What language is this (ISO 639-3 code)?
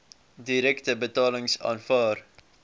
afr